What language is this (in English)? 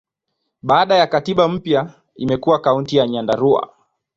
Swahili